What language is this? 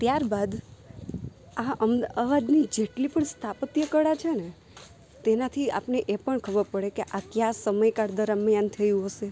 Gujarati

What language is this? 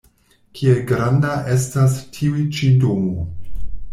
Esperanto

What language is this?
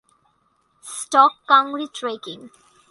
Bangla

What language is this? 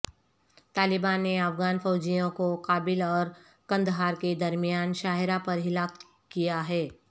Urdu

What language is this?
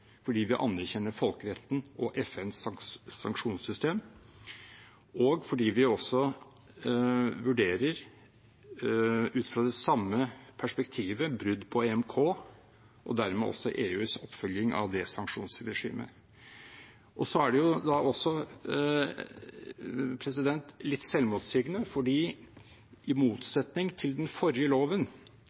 Norwegian Bokmål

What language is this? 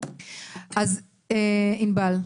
Hebrew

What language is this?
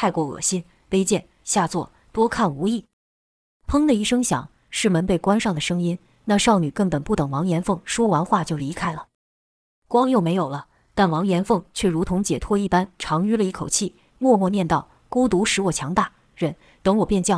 Chinese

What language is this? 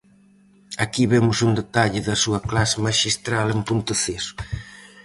Galician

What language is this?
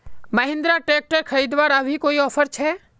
Magahi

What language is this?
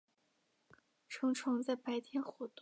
Chinese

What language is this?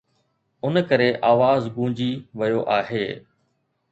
Sindhi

